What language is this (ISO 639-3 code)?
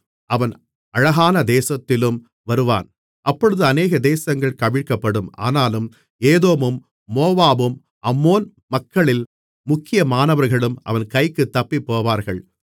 tam